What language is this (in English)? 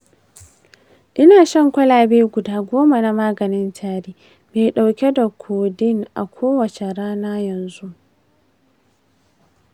Hausa